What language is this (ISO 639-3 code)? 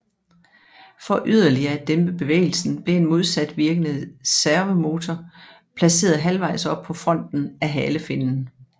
dan